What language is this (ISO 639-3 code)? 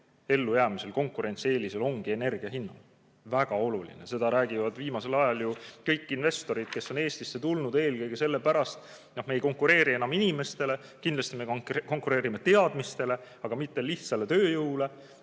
est